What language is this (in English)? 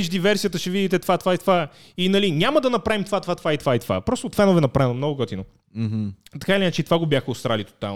Bulgarian